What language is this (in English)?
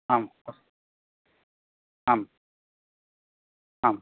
Sanskrit